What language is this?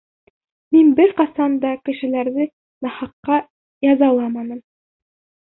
Bashkir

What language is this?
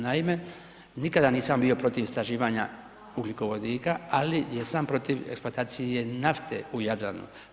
Croatian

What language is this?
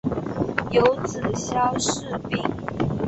Chinese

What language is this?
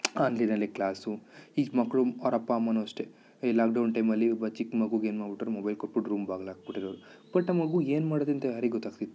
Kannada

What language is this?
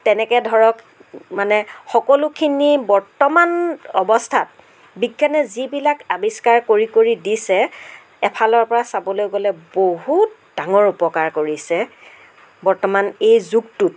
Assamese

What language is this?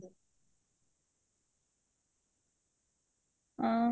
Odia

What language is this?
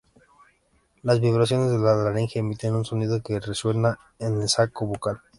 Spanish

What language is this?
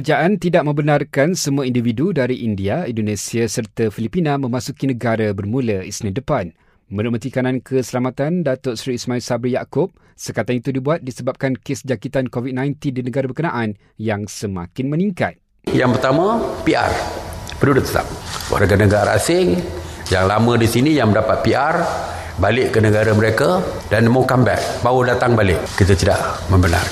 Malay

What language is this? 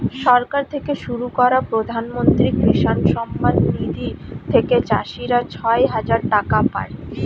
Bangla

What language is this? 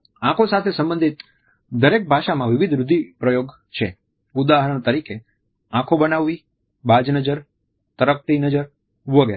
Gujarati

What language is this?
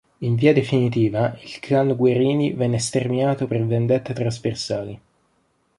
Italian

